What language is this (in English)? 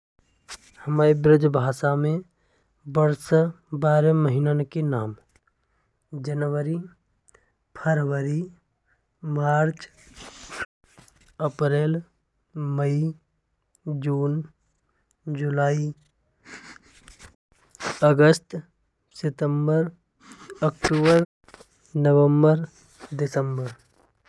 Braj